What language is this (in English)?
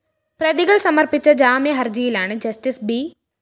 Malayalam